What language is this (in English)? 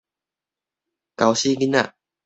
Min Nan Chinese